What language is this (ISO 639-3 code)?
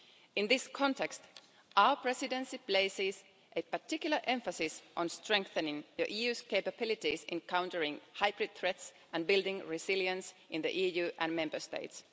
eng